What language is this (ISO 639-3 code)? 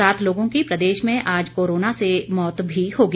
hin